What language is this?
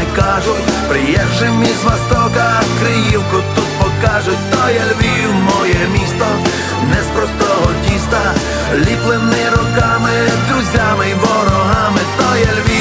Ukrainian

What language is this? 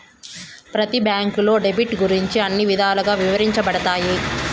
Telugu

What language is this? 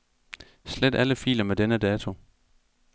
Danish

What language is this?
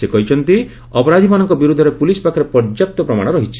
Odia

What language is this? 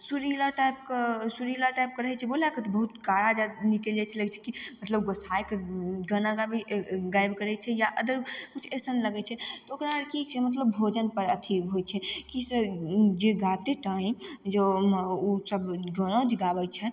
Maithili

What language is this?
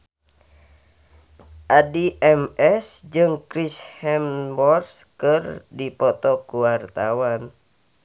Sundanese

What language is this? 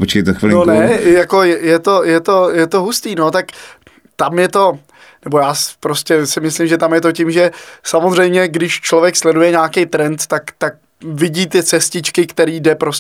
Czech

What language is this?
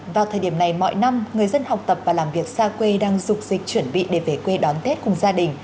Vietnamese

